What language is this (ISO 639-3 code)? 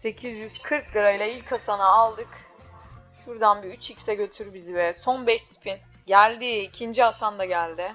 tur